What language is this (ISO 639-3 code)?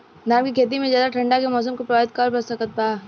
bho